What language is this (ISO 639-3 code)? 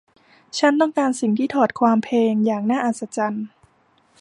tha